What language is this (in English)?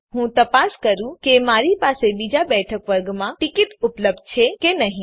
Gujarati